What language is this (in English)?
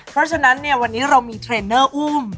Thai